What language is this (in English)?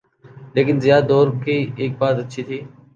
Urdu